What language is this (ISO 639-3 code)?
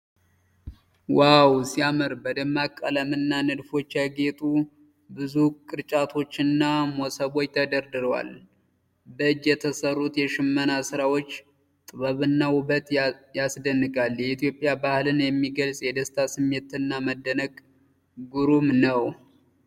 amh